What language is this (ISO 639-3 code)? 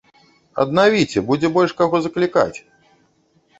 bel